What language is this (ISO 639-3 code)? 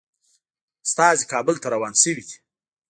pus